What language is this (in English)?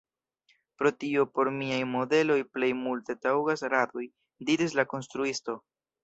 Esperanto